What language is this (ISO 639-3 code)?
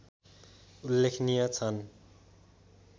nep